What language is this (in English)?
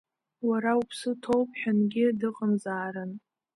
Abkhazian